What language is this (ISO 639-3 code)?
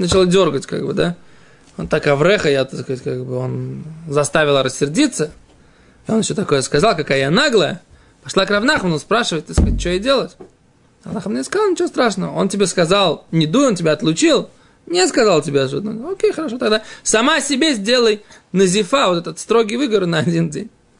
rus